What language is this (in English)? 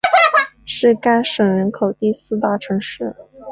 Chinese